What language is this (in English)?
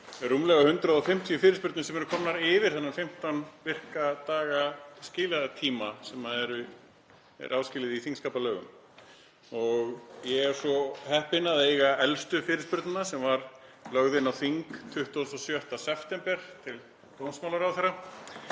Icelandic